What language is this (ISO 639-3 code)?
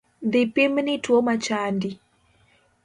luo